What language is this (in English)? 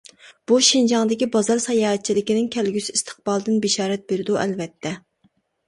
Uyghur